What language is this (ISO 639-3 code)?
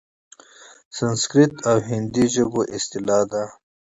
pus